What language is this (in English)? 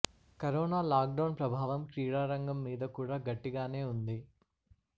Telugu